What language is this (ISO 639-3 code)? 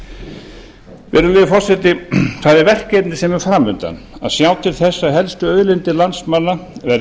isl